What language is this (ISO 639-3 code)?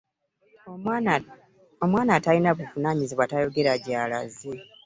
lug